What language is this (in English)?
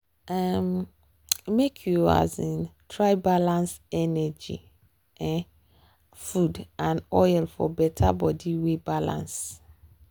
Nigerian Pidgin